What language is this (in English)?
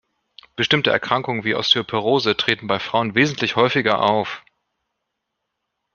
German